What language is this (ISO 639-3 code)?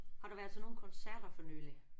dan